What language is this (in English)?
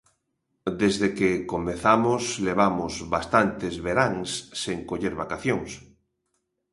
Galician